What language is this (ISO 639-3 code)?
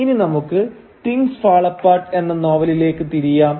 mal